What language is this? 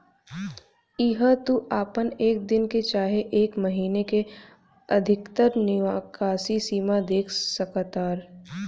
Bhojpuri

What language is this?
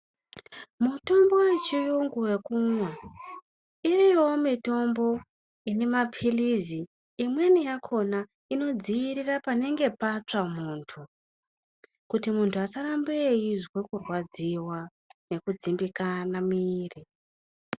Ndau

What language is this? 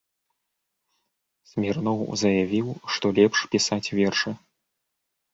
Belarusian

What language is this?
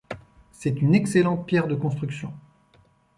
French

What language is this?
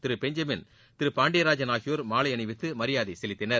Tamil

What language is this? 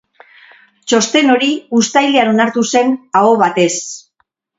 Basque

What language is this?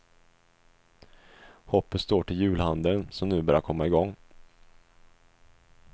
Swedish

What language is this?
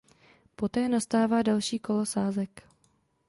Czech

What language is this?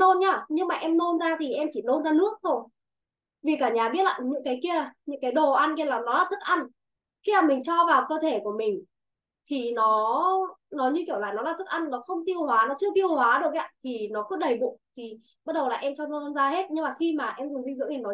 Vietnamese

